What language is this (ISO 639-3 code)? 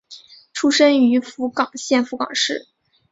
zho